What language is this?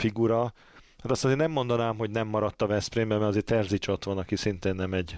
Hungarian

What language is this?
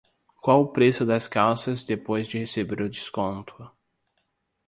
Portuguese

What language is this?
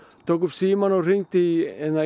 Icelandic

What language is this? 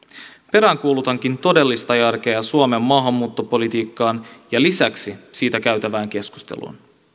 Finnish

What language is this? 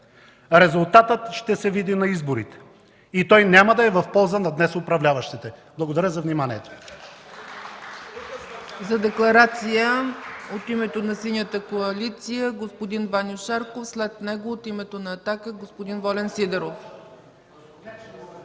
Bulgarian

